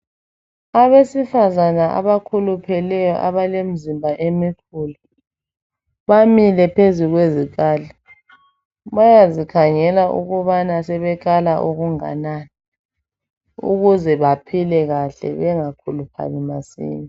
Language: North Ndebele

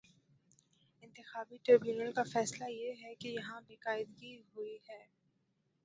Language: Urdu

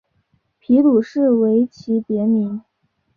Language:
Chinese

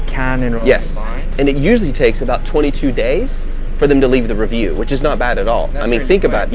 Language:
English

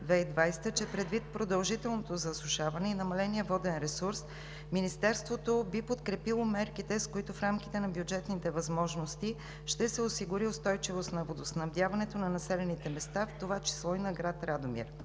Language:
Bulgarian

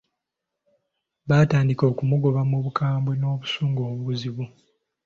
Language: Ganda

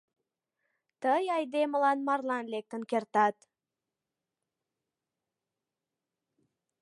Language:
Mari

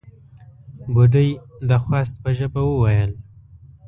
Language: Pashto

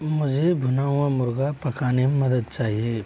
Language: Hindi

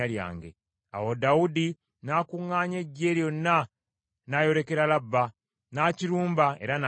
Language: Ganda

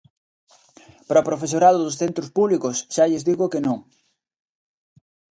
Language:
Galician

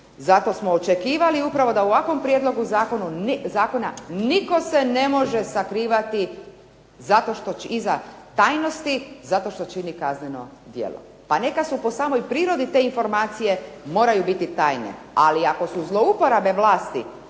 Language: Croatian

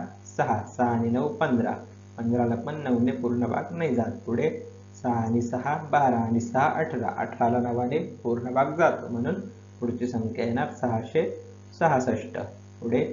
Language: Indonesian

